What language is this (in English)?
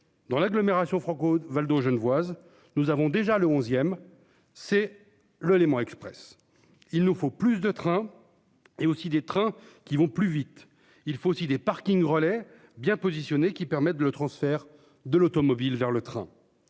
French